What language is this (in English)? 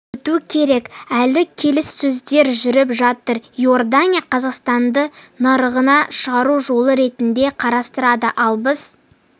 Kazakh